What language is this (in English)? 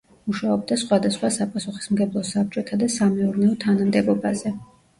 Georgian